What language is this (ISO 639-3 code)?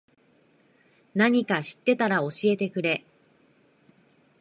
jpn